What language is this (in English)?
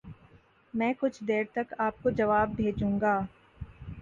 Urdu